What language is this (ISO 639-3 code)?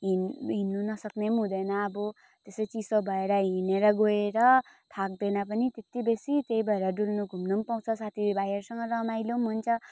nep